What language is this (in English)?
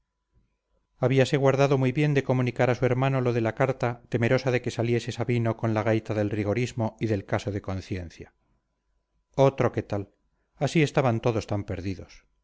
Spanish